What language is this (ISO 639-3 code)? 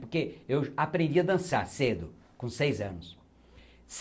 por